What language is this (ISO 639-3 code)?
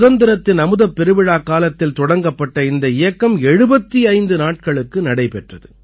tam